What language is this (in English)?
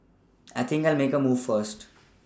English